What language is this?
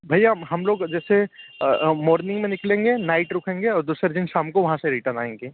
Hindi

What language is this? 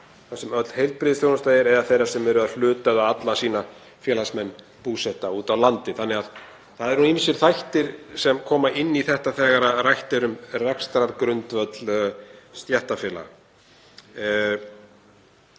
Icelandic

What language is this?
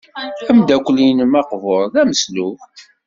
Kabyle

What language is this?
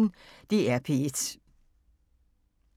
Danish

